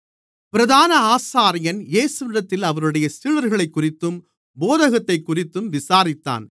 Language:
Tamil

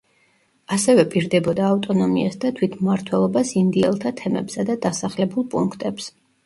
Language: Georgian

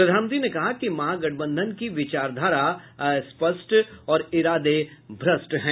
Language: Hindi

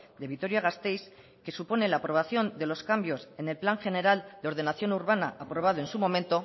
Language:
Spanish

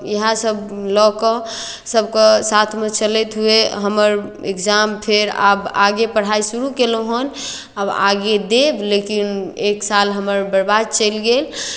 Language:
Maithili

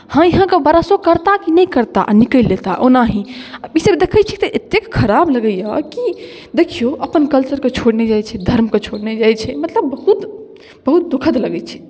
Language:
Maithili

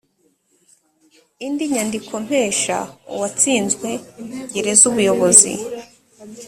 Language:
Kinyarwanda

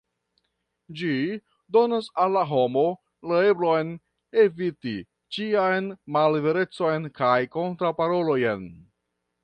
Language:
Esperanto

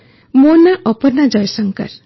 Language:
Odia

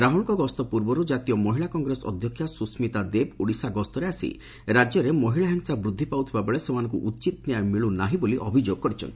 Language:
Odia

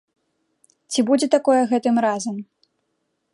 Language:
Belarusian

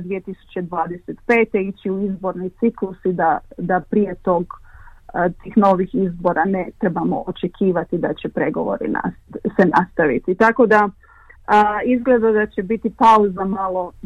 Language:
Croatian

